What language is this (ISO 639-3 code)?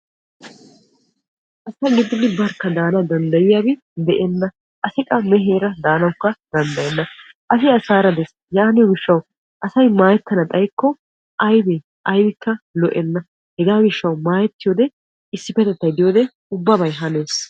wal